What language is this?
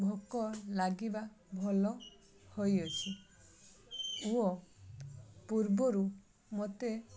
Odia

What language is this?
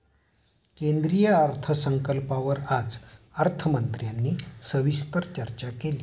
Marathi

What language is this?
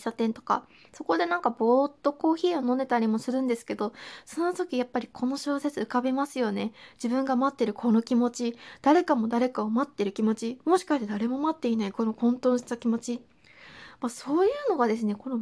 Japanese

